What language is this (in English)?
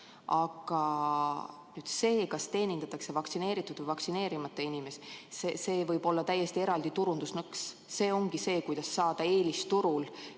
Estonian